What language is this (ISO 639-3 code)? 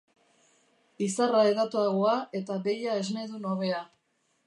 eus